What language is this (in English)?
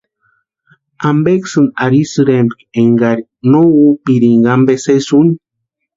Western Highland Purepecha